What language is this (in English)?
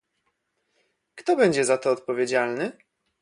Polish